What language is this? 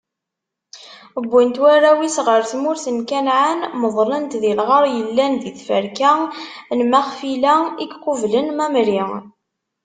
Kabyle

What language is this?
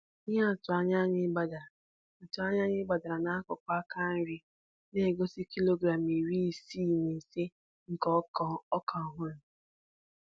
Igbo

